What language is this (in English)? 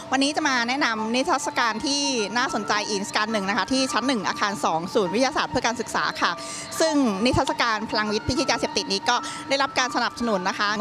Thai